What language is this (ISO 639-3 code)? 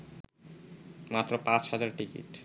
ben